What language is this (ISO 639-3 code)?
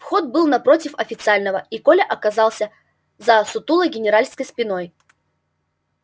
rus